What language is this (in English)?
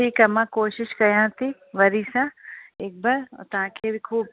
Sindhi